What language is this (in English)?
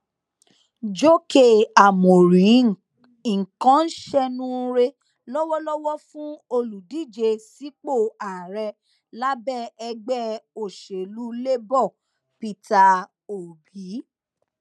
Yoruba